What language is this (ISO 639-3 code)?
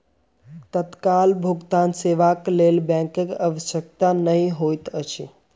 mai